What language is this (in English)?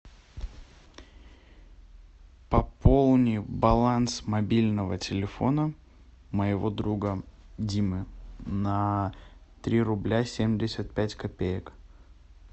Russian